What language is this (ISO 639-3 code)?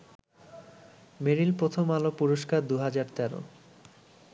ben